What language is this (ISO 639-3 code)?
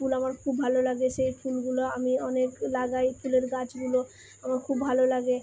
ben